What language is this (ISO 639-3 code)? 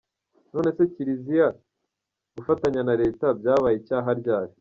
kin